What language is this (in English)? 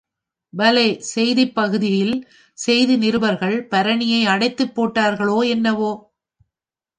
Tamil